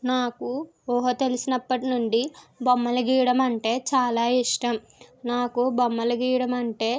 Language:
Telugu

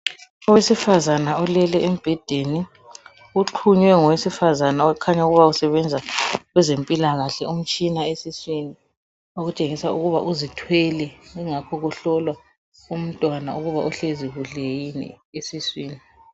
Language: North Ndebele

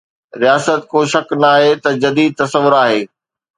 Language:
Sindhi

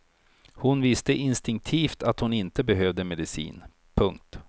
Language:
Swedish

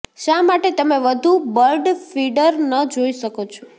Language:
Gujarati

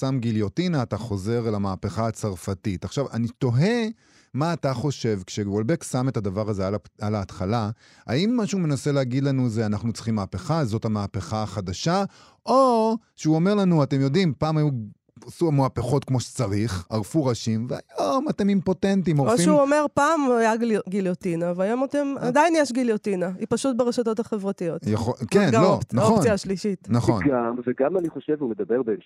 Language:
Hebrew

